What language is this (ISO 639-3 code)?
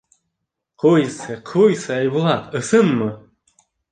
bak